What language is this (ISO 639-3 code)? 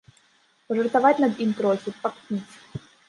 bel